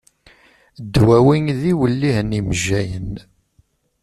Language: Kabyle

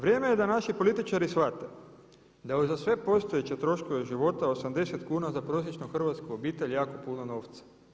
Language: Croatian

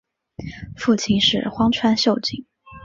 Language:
Chinese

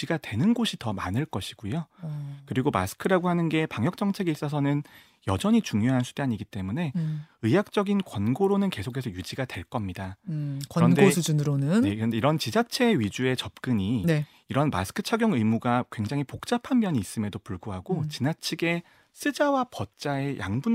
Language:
Korean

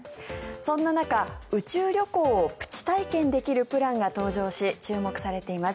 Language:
Japanese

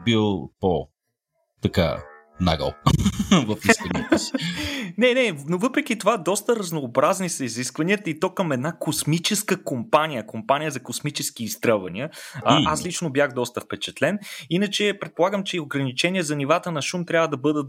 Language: Bulgarian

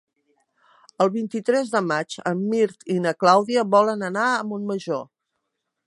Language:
Catalan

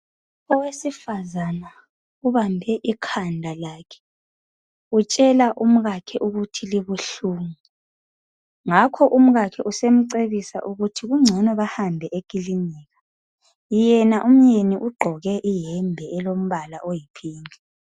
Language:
North Ndebele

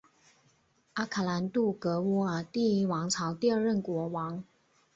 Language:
Chinese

